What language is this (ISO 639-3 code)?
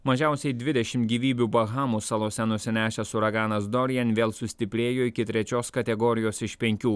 lit